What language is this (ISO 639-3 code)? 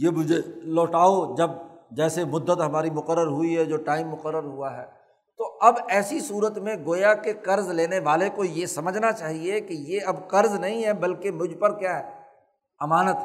urd